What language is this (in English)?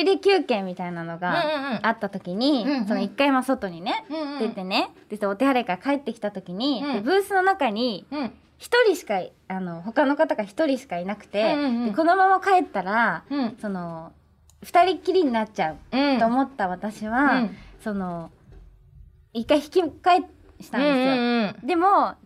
Japanese